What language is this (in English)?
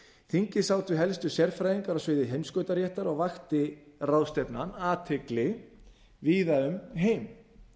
Icelandic